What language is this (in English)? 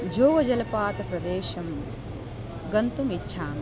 Sanskrit